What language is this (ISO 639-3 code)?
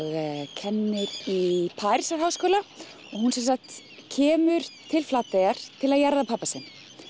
isl